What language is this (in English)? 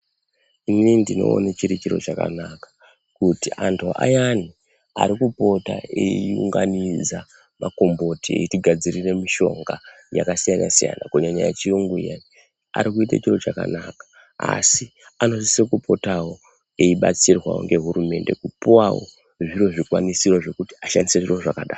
Ndau